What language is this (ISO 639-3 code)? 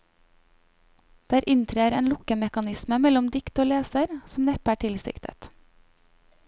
nor